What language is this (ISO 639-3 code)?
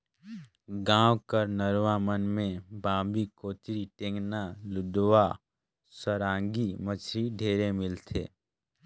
hne